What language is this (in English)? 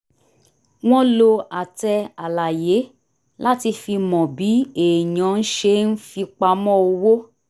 Yoruba